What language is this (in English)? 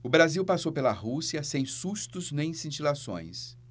Portuguese